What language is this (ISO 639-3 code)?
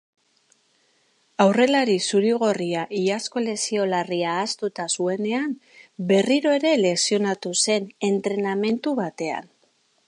eus